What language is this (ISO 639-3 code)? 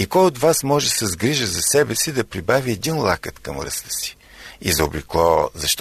bul